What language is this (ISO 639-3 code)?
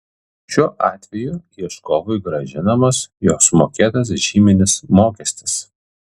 lit